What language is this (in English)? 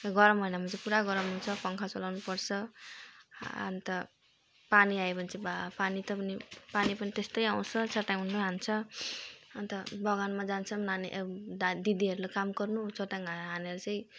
Nepali